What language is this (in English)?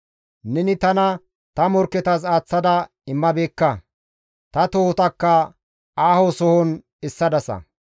Gamo